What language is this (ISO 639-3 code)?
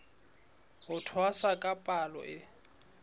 sot